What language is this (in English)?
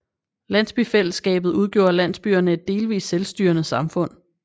Danish